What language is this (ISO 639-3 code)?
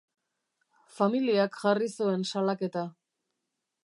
eus